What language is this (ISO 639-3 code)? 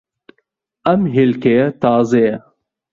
ckb